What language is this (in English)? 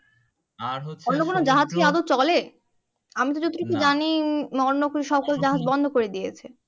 Bangla